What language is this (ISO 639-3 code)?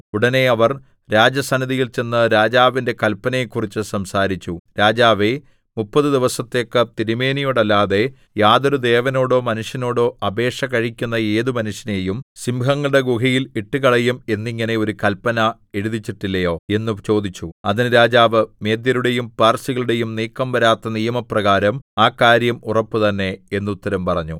mal